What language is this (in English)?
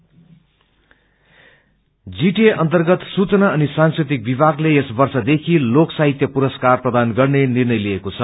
Nepali